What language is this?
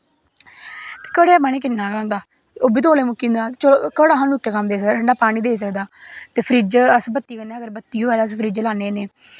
Dogri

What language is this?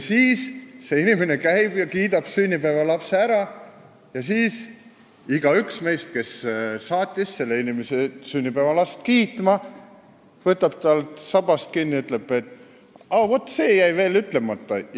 Estonian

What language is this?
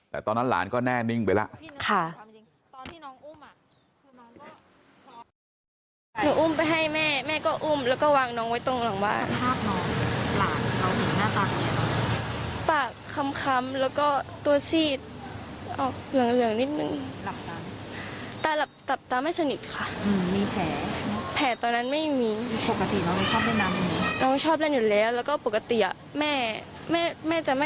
Thai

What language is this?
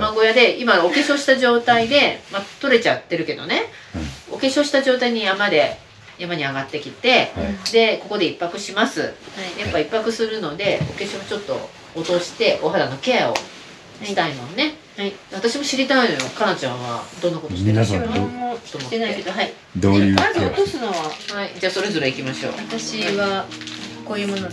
Japanese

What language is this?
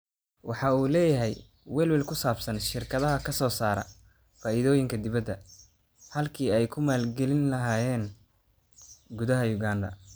Somali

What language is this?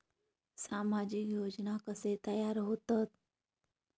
Marathi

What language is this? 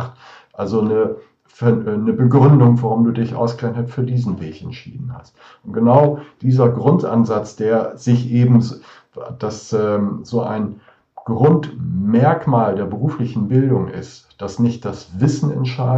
German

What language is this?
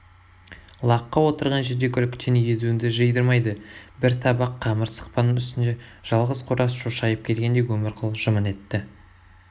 Kazakh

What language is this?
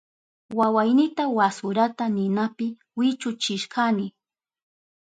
Southern Pastaza Quechua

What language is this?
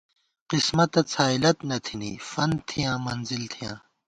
Gawar-Bati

